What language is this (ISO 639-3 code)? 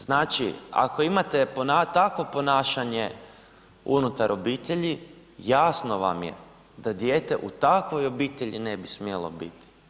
hrv